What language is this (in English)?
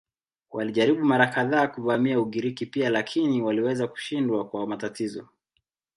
Swahili